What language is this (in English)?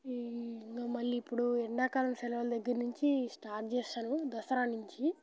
Telugu